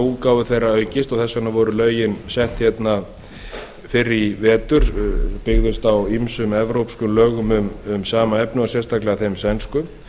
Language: Icelandic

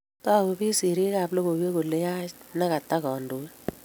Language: Kalenjin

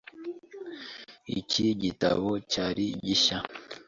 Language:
Kinyarwanda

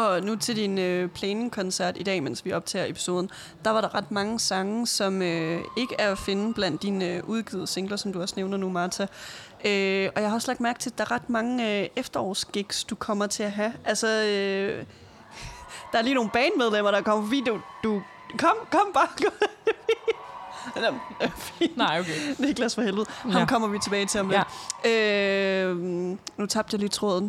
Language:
Danish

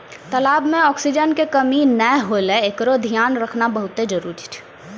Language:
Maithili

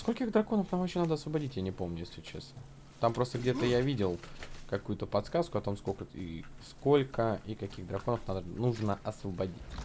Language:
Russian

